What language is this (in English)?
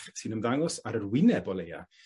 Welsh